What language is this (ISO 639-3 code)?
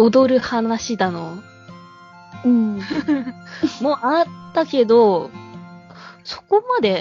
jpn